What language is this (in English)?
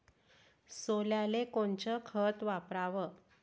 Marathi